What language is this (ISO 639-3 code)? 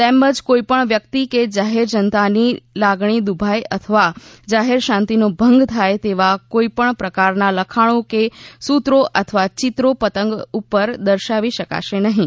guj